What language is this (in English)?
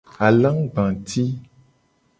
Gen